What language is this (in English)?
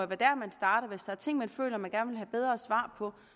Danish